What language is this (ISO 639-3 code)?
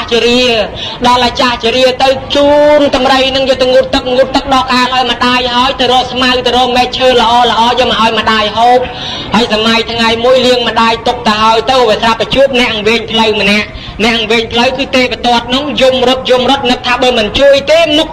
tha